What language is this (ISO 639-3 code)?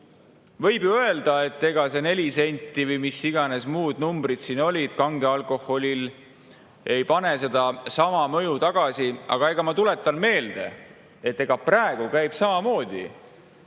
est